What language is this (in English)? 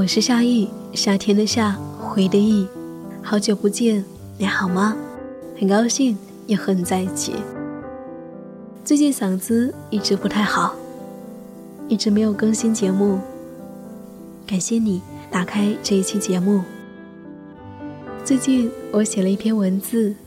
Chinese